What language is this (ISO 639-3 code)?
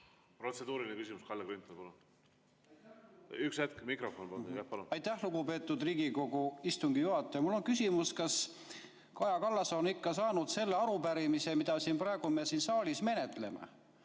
est